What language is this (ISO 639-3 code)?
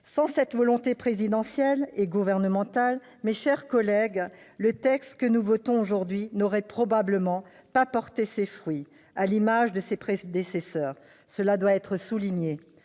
fra